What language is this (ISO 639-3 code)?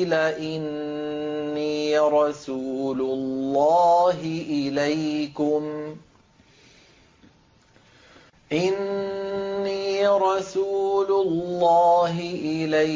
ara